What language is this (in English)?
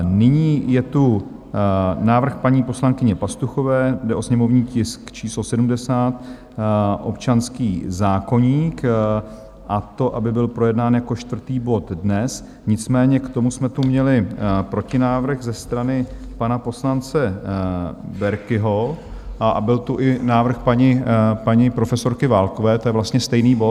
Czech